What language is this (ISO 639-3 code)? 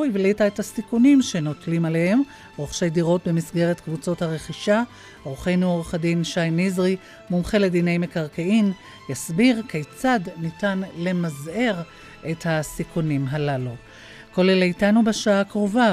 heb